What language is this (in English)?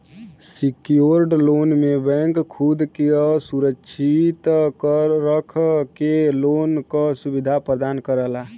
Bhojpuri